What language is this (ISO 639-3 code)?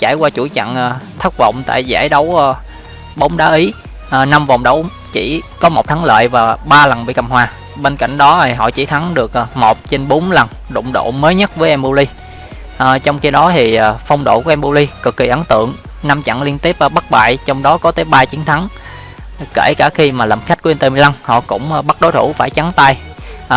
vie